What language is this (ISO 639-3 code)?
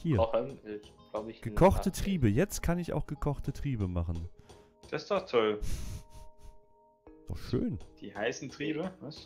deu